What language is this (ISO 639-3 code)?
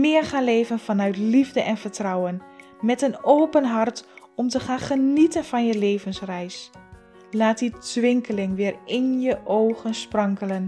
nld